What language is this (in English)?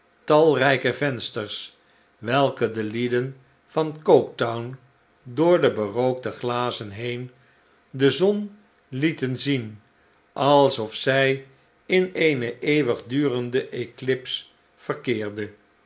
Dutch